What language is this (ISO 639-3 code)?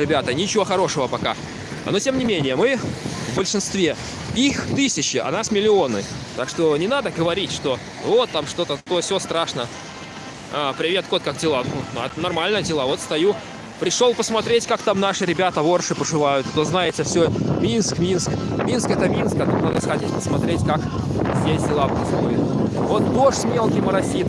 rus